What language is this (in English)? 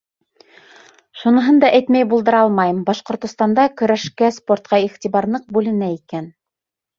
Bashkir